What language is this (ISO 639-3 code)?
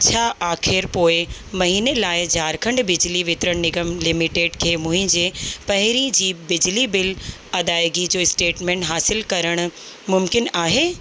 snd